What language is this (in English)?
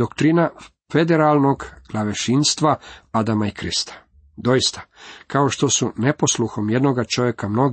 Croatian